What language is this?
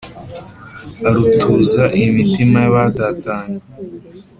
Kinyarwanda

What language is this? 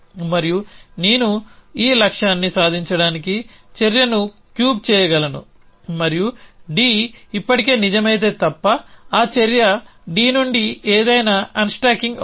Telugu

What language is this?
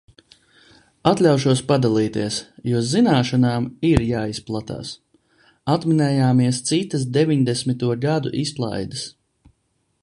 Latvian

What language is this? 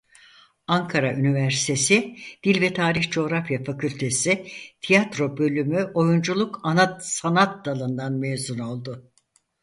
Turkish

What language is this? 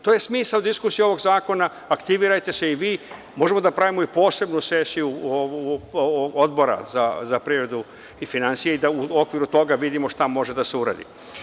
Serbian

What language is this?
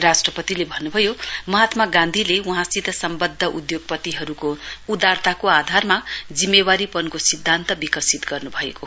Nepali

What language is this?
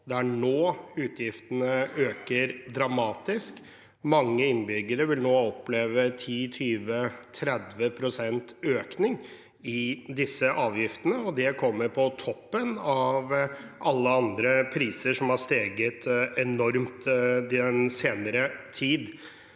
Norwegian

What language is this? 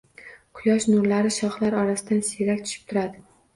Uzbek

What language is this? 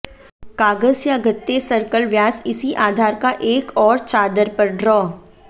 Hindi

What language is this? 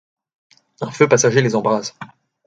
French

